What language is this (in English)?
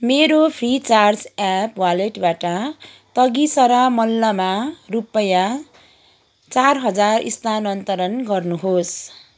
Nepali